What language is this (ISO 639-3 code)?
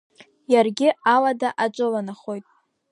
abk